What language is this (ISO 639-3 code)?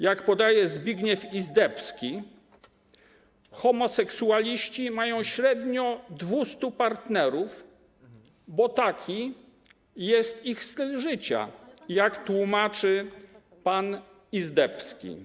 pol